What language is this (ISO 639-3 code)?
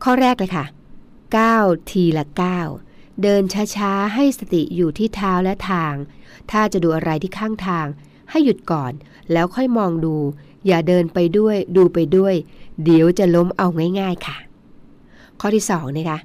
tha